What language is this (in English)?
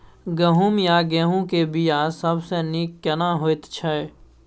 Maithili